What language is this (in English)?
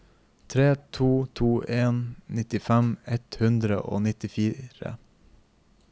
Norwegian